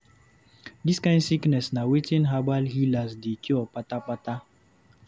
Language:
Nigerian Pidgin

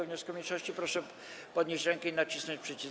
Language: Polish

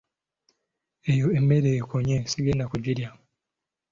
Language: Ganda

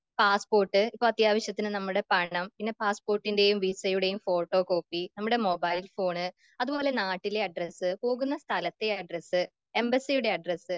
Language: Malayalam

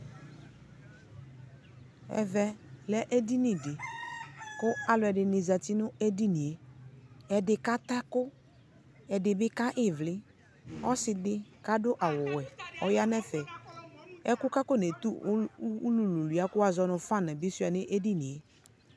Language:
Ikposo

